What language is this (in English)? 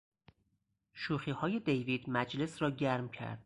Persian